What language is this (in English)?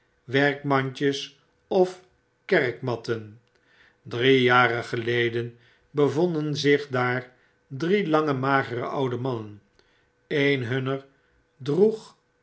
Dutch